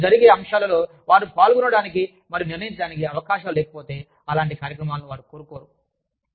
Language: Telugu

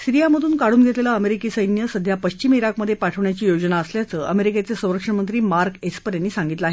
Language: Marathi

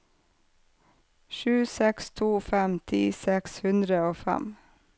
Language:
Norwegian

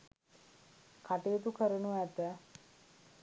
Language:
Sinhala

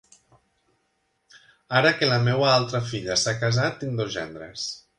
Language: Catalan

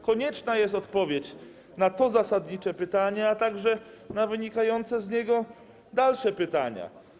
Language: Polish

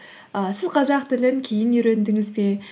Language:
Kazakh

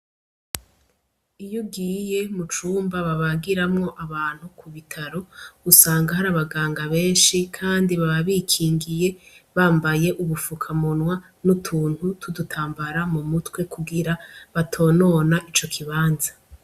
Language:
Rundi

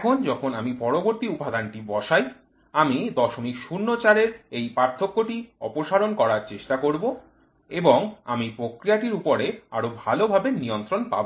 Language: Bangla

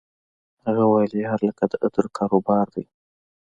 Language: Pashto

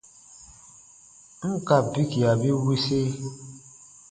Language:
Baatonum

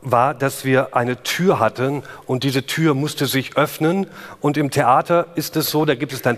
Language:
German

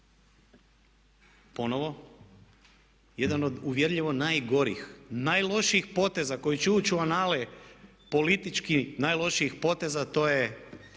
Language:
Croatian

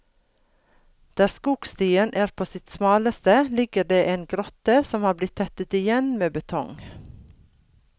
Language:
Norwegian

